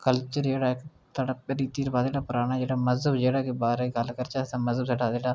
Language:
Dogri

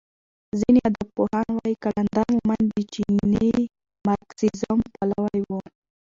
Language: Pashto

